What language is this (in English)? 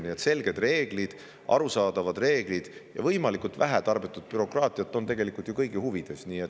Estonian